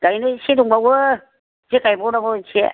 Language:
Bodo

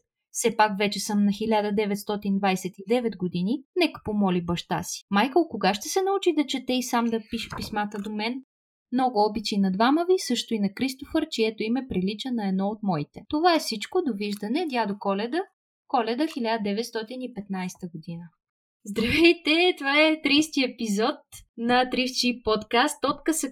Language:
Bulgarian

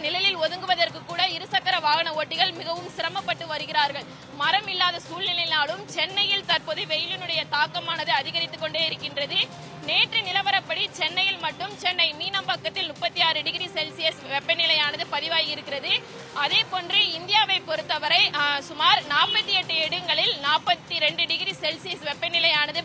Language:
Arabic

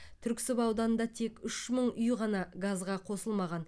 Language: Kazakh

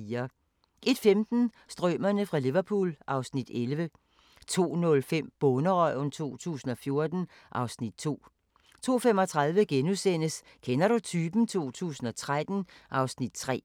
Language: Danish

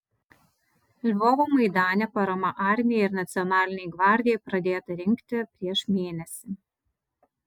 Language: Lithuanian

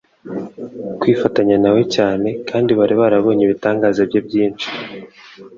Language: Kinyarwanda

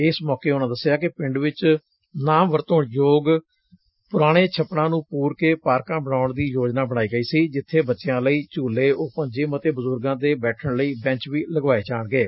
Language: Punjabi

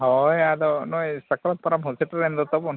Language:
Santali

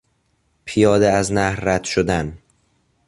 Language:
Persian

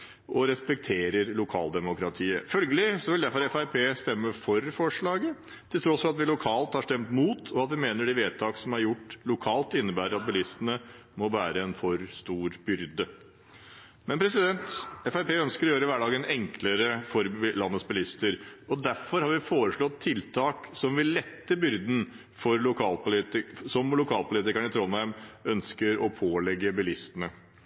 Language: Norwegian Bokmål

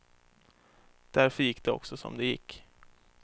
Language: Swedish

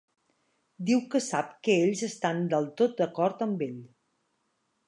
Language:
Catalan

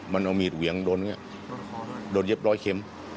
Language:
Thai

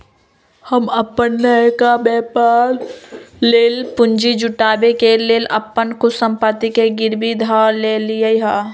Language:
Magahi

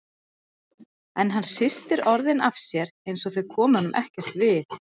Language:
Icelandic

